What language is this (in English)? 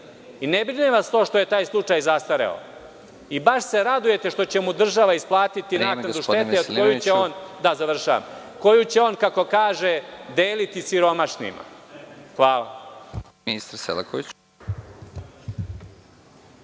Serbian